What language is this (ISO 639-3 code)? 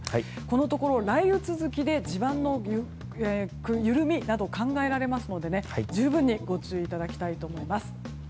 jpn